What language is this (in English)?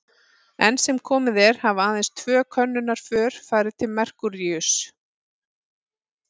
Icelandic